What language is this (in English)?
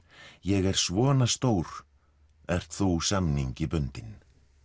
Icelandic